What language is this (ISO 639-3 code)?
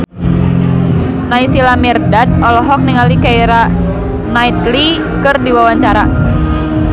sun